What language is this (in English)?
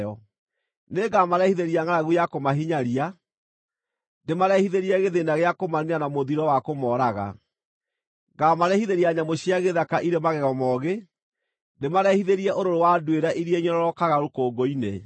Kikuyu